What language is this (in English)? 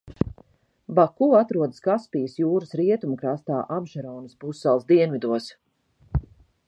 Latvian